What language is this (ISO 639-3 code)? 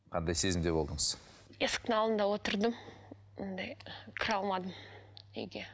kaz